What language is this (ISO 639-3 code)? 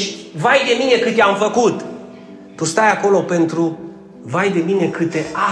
ron